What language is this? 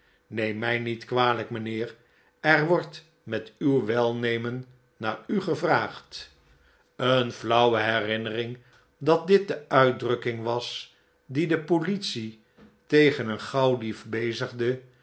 Dutch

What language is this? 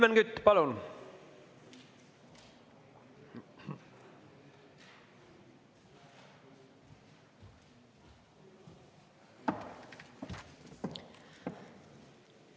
Estonian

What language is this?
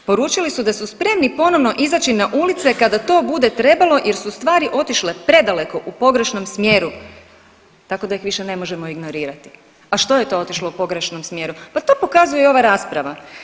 Croatian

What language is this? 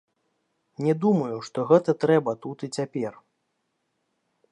Belarusian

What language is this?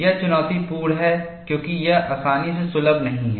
Hindi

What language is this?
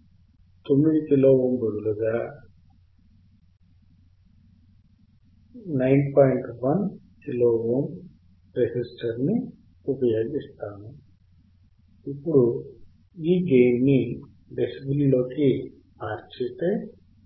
Telugu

